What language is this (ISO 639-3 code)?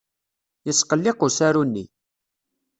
kab